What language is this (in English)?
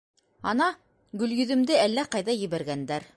Bashkir